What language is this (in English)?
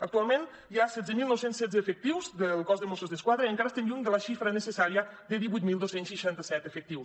Catalan